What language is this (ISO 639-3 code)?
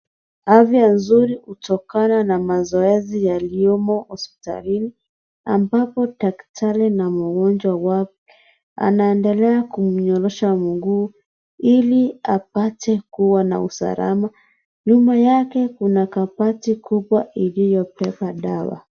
swa